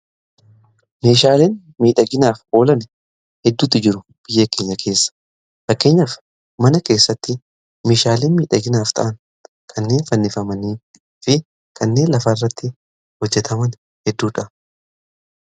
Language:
Oromo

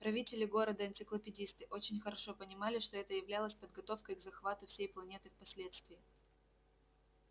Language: Russian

